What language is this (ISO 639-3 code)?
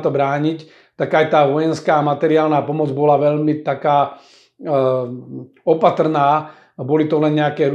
slk